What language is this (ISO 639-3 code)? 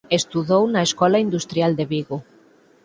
glg